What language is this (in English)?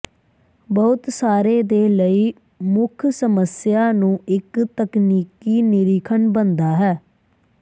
Punjabi